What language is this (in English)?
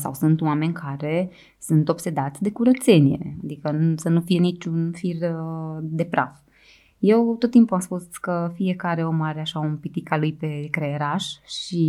Romanian